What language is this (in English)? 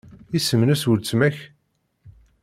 Kabyle